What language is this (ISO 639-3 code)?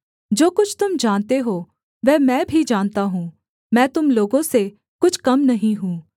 hin